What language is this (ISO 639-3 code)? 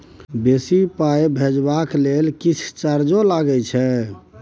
mai